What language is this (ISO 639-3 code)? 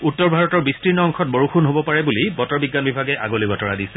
asm